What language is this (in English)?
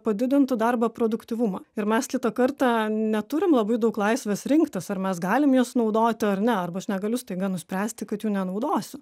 Lithuanian